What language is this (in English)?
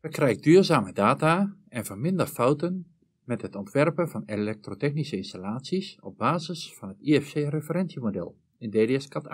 Dutch